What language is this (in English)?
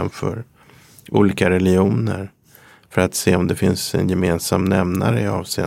Swedish